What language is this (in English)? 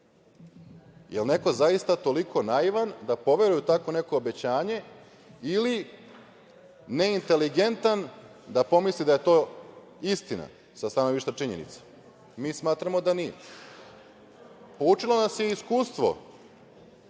Serbian